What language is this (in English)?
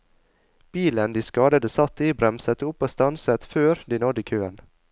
Norwegian